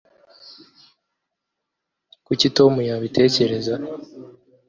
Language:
Kinyarwanda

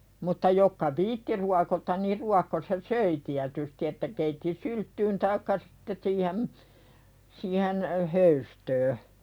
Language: Finnish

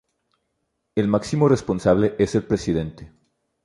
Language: Spanish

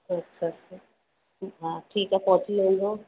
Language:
Sindhi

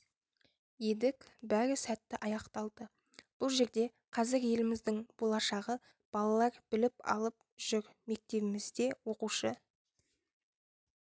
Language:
Kazakh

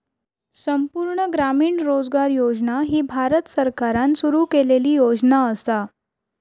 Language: Marathi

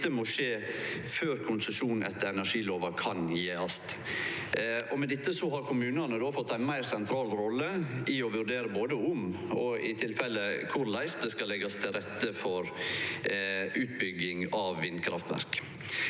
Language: Norwegian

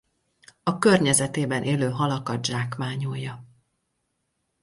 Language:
Hungarian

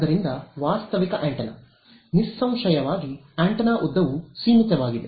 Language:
Kannada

